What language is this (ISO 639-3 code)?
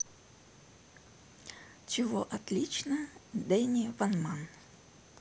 rus